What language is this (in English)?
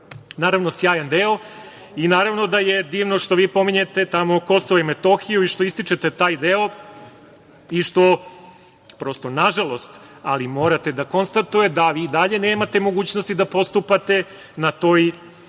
Serbian